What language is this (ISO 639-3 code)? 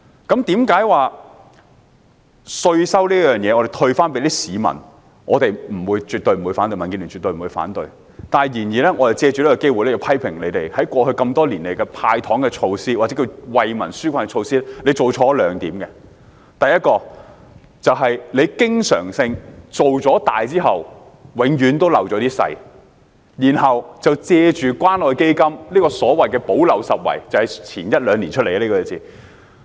yue